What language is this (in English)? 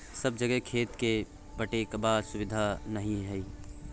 Maithili